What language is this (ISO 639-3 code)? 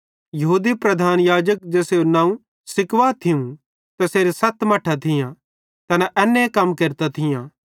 bhd